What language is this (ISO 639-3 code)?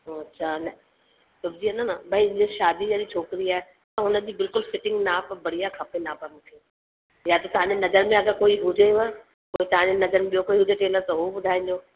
snd